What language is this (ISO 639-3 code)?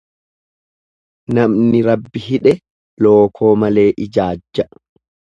orm